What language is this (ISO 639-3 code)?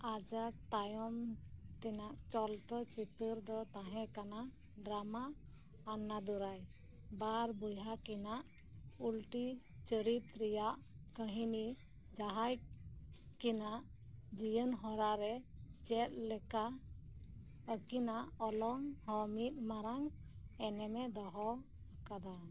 sat